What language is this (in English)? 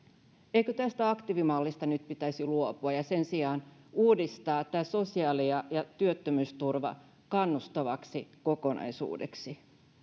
Finnish